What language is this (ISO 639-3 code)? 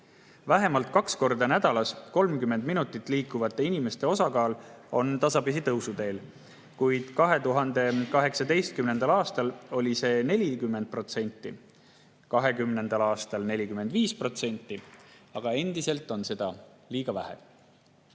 est